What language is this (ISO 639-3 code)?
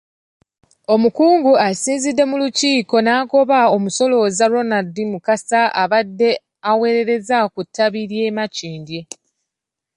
lug